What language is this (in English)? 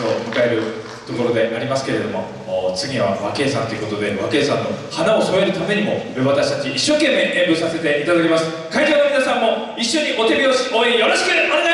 Japanese